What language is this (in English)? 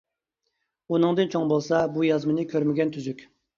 Uyghur